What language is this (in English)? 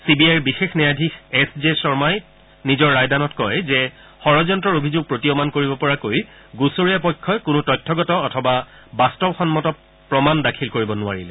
Assamese